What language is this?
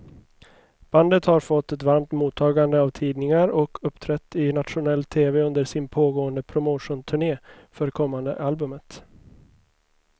Swedish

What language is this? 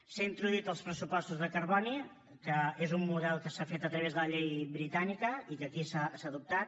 Catalan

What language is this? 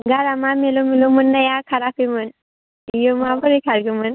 Bodo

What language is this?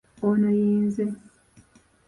Ganda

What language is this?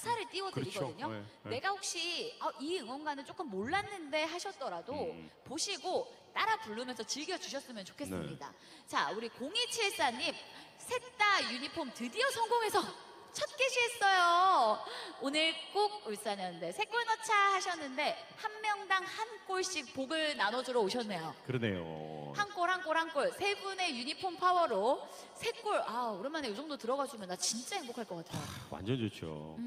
Korean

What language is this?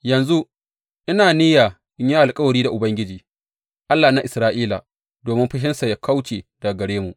Hausa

